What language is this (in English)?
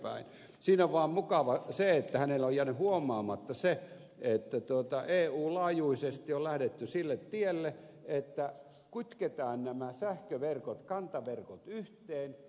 Finnish